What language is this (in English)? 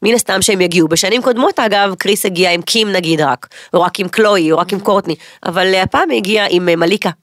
Hebrew